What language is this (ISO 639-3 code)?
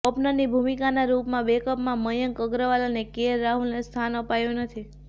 guj